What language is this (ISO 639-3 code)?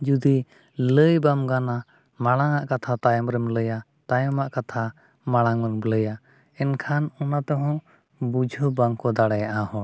sat